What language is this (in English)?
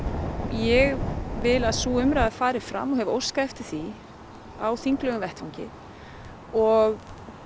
Icelandic